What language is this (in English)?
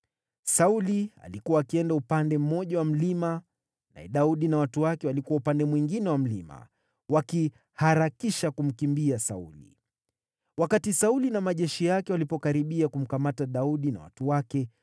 Swahili